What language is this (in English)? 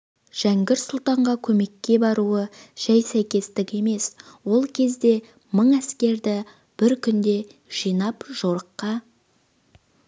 Kazakh